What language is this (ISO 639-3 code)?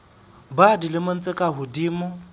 sot